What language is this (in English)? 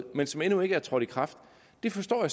Danish